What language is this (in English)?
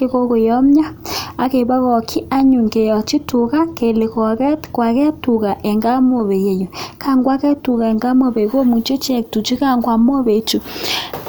Kalenjin